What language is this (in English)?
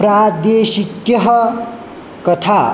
Sanskrit